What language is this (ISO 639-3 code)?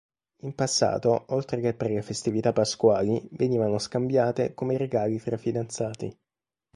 ita